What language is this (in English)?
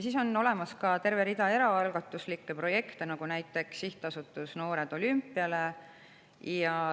Estonian